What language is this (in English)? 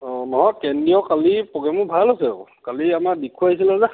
Assamese